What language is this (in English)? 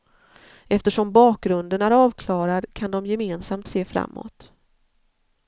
Swedish